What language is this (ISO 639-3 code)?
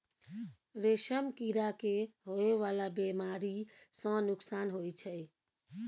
mai